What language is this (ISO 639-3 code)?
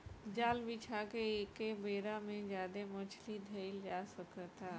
bho